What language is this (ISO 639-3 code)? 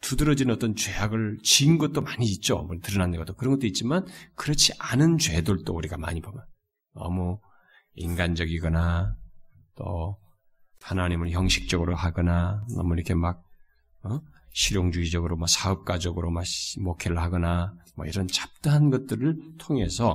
kor